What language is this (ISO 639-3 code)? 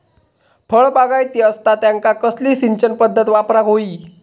mar